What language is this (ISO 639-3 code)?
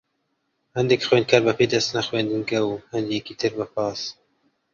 ckb